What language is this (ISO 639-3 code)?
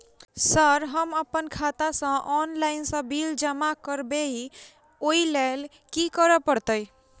mai